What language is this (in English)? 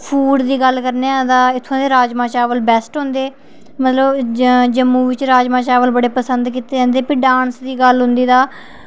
Dogri